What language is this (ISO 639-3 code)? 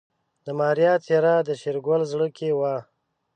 pus